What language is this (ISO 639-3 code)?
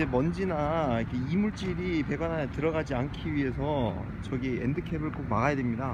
kor